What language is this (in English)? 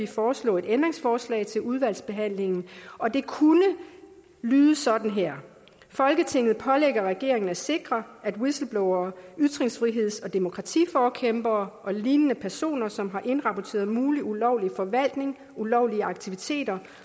Danish